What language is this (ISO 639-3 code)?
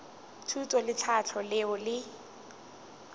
nso